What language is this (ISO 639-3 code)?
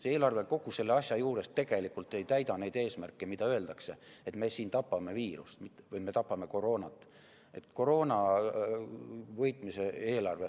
est